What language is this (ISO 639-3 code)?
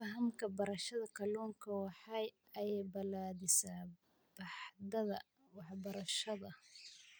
som